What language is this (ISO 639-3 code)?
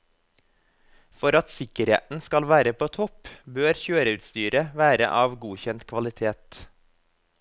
nor